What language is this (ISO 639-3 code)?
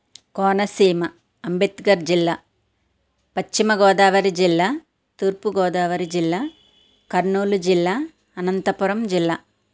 tel